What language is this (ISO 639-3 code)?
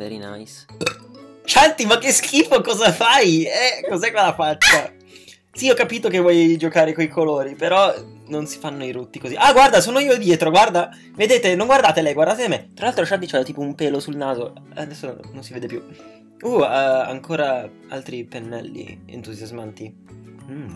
ita